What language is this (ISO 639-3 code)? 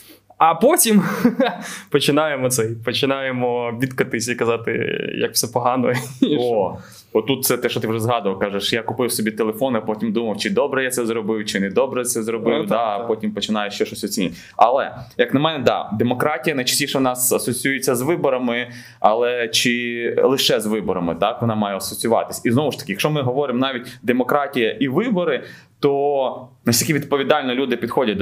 ukr